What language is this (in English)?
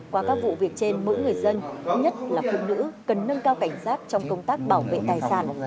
Vietnamese